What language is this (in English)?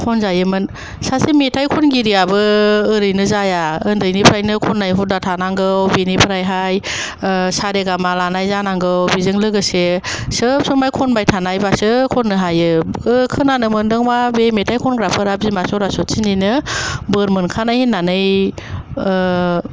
Bodo